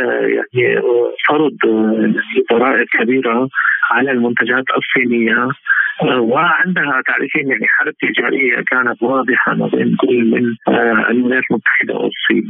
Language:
Arabic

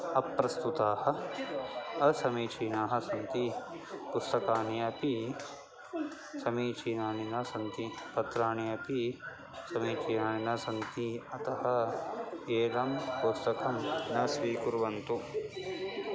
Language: Sanskrit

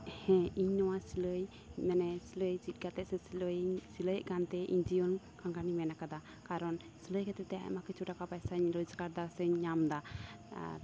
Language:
Santali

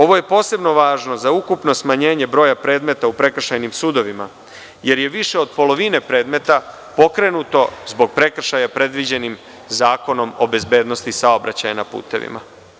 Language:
Serbian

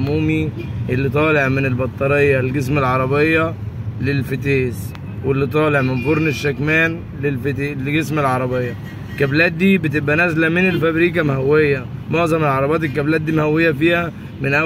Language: Arabic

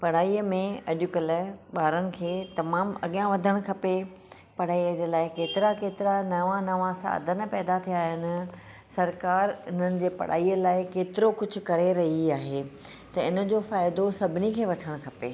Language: Sindhi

